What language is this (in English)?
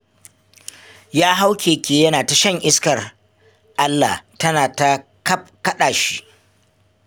Hausa